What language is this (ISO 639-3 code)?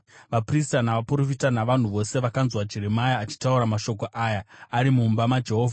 sna